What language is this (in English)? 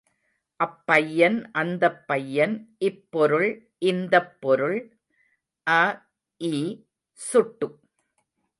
Tamil